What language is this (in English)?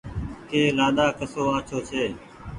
Goaria